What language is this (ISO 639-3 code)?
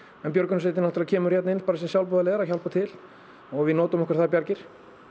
isl